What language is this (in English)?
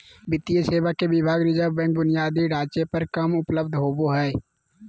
Magahi